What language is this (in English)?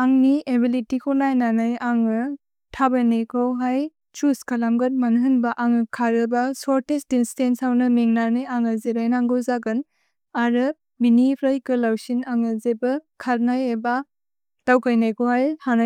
Bodo